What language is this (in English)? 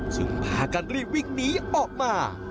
Thai